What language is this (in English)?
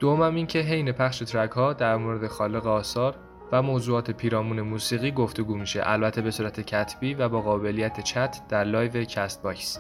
Persian